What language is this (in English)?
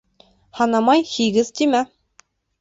Bashkir